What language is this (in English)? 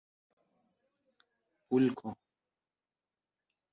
Esperanto